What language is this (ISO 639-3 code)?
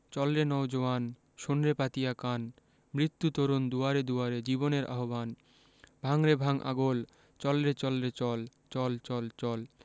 ben